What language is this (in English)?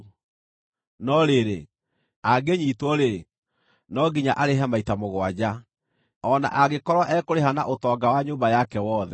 Kikuyu